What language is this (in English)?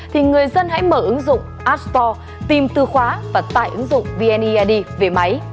Vietnamese